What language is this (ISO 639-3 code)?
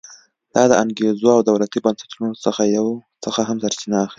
pus